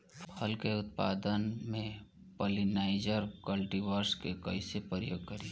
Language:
Bhojpuri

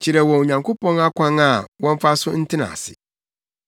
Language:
Akan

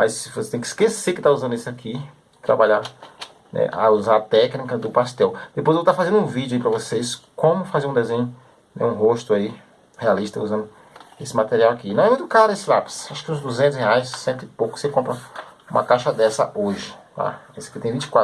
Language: Portuguese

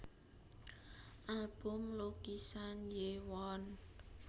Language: Javanese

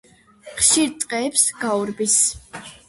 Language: Georgian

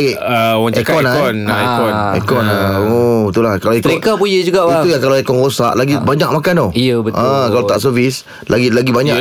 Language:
Malay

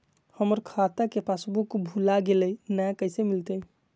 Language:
Magahi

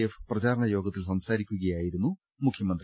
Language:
Malayalam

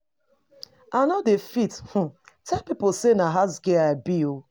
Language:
Nigerian Pidgin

